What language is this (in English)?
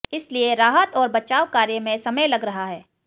Hindi